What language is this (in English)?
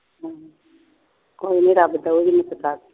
Punjabi